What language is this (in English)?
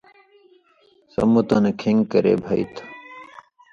Indus Kohistani